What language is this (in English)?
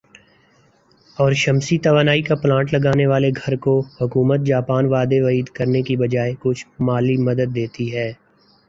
Urdu